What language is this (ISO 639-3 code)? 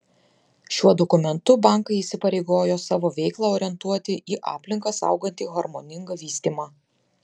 lit